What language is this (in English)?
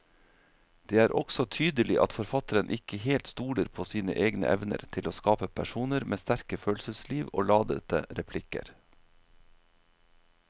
Norwegian